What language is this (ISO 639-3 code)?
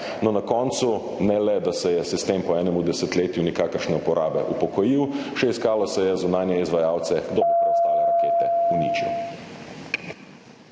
slv